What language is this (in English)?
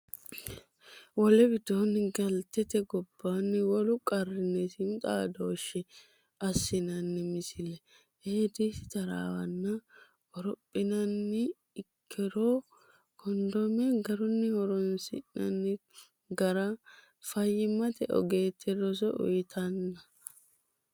Sidamo